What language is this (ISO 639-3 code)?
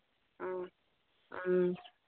mni